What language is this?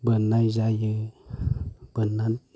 Bodo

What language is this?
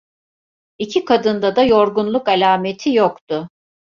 Turkish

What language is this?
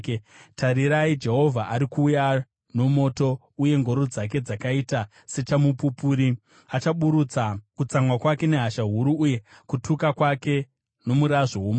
Shona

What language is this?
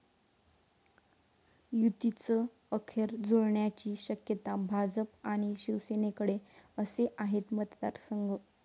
Marathi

